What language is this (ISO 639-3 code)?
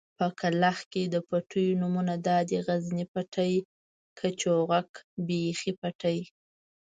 pus